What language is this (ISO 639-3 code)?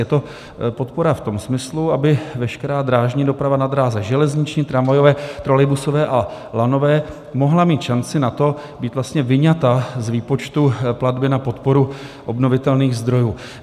ces